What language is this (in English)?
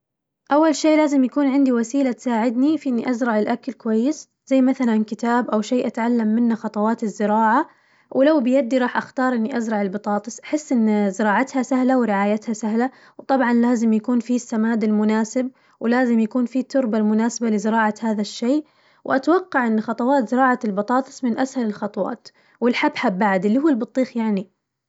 Najdi Arabic